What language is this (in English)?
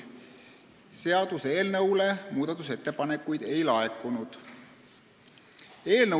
Estonian